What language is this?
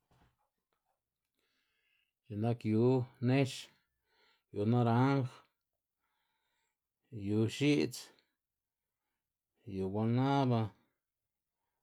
Xanaguía Zapotec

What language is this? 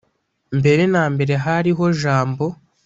Kinyarwanda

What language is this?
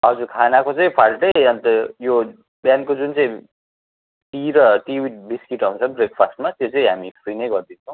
Nepali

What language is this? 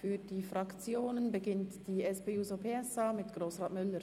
Swiss German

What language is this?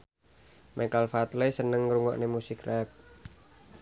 Javanese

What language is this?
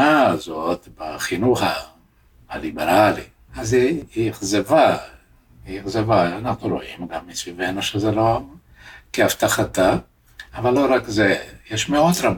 Hebrew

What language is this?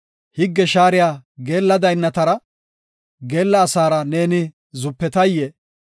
Gofa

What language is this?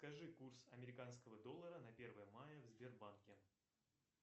Russian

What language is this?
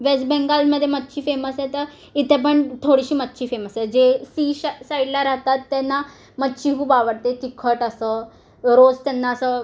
Marathi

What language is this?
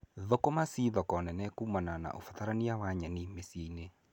Kikuyu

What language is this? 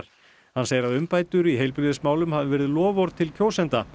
Icelandic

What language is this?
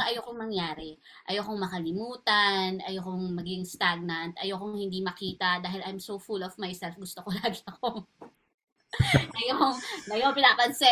Filipino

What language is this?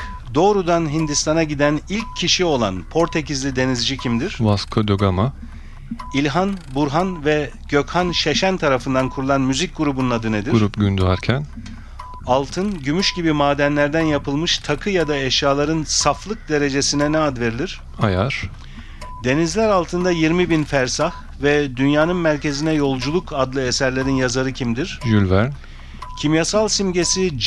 Turkish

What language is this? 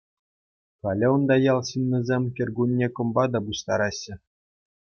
Chuvash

